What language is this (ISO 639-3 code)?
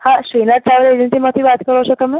guj